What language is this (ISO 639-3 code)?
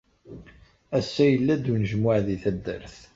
kab